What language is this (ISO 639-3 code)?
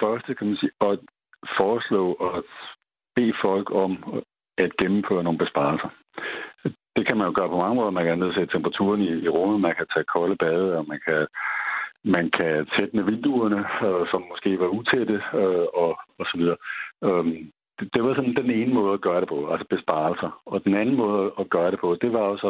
dan